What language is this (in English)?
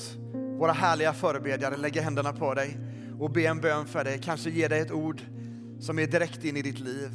Swedish